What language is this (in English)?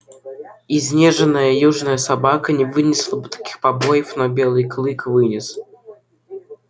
Russian